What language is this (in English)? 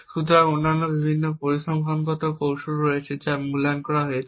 Bangla